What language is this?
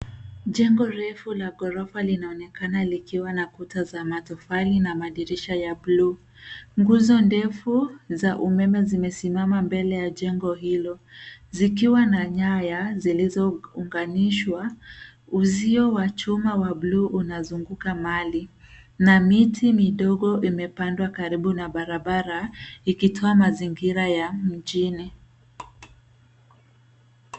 Swahili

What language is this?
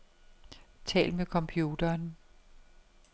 Danish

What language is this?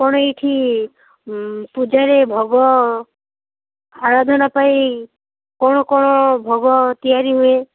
Odia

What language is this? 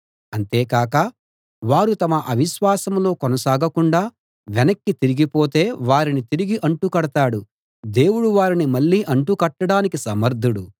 Telugu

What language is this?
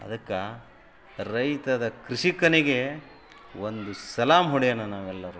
Kannada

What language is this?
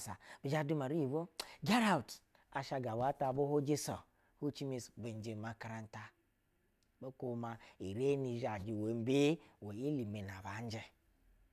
Basa (Nigeria)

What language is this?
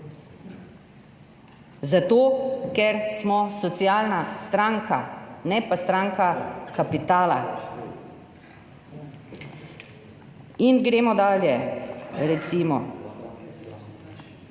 Slovenian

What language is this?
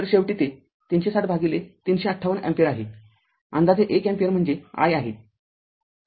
Marathi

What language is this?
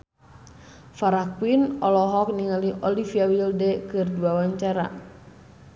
Sundanese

